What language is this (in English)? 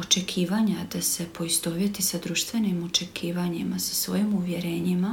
Croatian